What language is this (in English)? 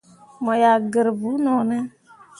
Mundang